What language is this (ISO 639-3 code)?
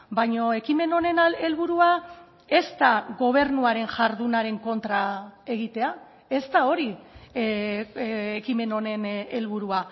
eus